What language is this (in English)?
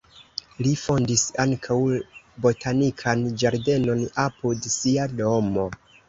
Esperanto